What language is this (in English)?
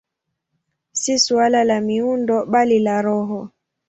Swahili